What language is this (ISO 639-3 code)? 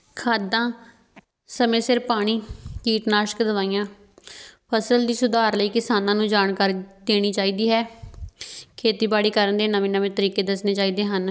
pan